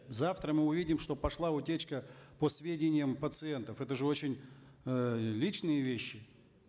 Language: Kazakh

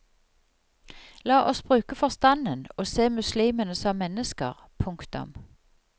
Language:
Norwegian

